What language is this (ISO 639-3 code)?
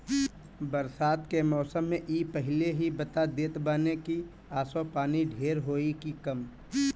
bho